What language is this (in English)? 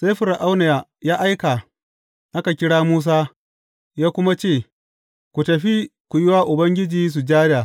Hausa